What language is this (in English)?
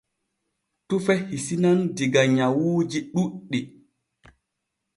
Borgu Fulfulde